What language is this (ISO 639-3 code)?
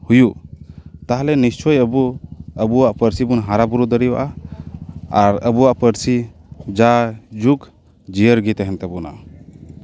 sat